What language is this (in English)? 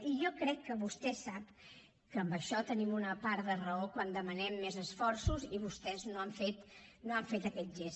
Catalan